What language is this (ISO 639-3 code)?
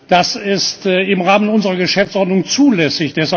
deu